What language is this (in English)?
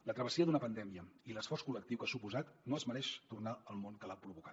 Catalan